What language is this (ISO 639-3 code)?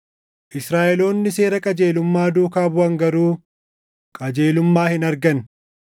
orm